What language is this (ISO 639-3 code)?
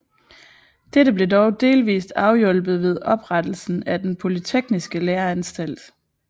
dan